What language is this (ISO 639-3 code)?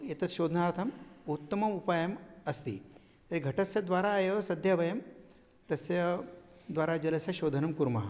san